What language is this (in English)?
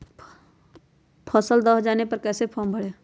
Magahi